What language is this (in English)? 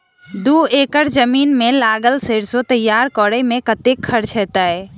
Maithili